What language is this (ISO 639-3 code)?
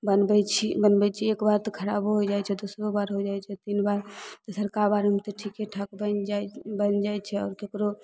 mai